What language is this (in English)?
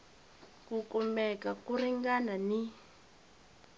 Tsonga